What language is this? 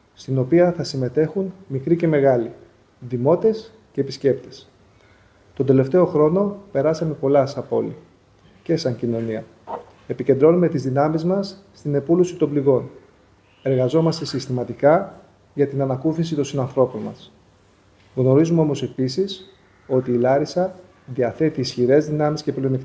Greek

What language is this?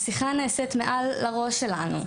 Hebrew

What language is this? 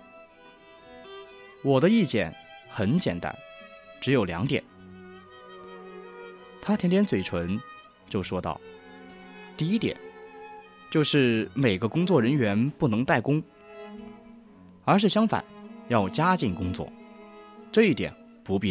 Chinese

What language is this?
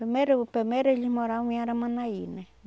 Portuguese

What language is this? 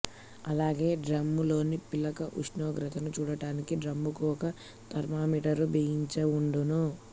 Telugu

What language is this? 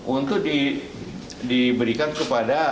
Indonesian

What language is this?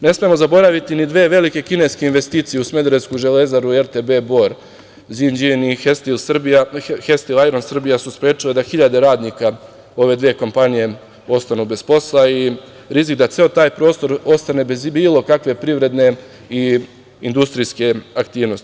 Serbian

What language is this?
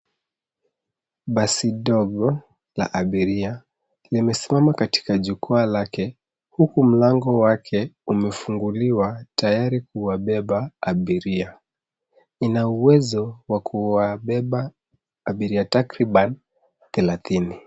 Swahili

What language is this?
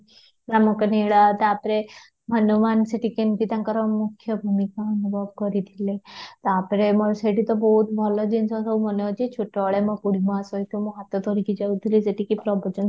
Odia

